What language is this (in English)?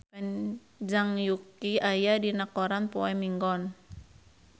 Sundanese